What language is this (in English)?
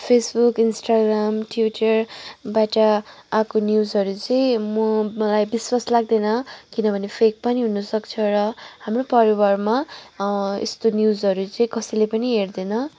Nepali